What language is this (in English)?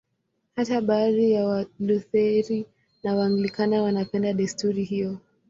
Swahili